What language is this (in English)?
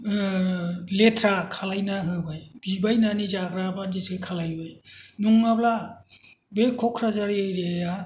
Bodo